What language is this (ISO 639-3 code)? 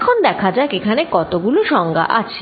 ben